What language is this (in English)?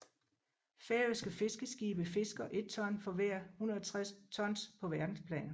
Danish